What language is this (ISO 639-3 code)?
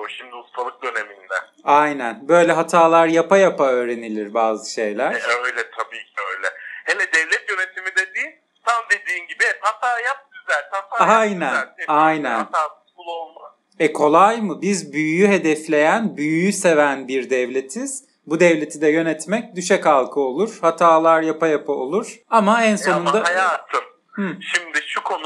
tur